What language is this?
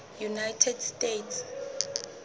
Southern Sotho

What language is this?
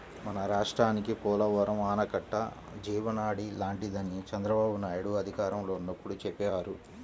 Telugu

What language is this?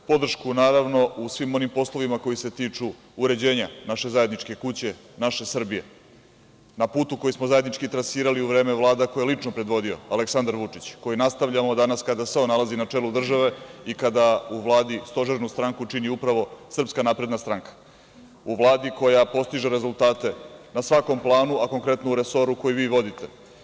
Serbian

